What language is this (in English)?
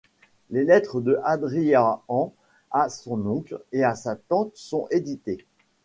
French